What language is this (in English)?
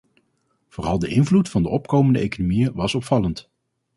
Dutch